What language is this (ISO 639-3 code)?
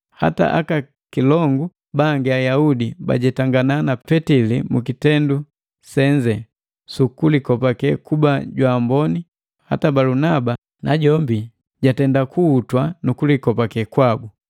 mgv